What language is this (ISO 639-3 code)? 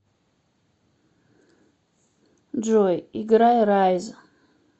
rus